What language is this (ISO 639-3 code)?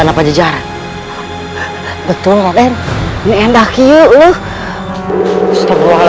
ind